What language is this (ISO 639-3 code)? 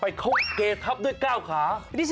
tha